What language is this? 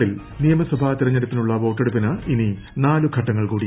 Malayalam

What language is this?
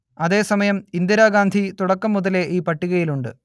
Malayalam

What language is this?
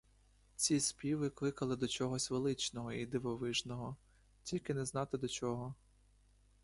Ukrainian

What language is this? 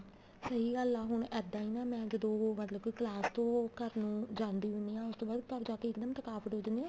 Punjabi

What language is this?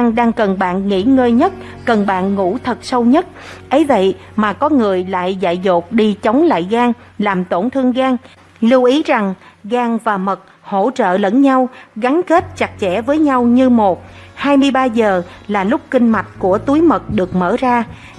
Vietnamese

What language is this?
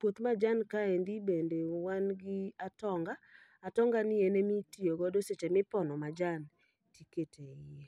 Luo (Kenya and Tanzania)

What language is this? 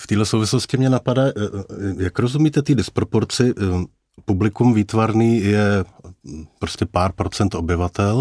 Czech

